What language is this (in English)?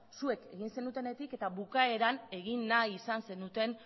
Basque